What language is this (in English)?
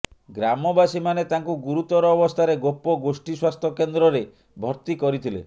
Odia